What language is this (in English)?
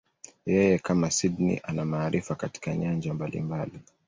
Swahili